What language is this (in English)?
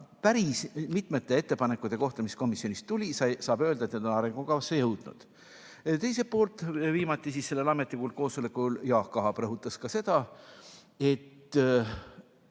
Estonian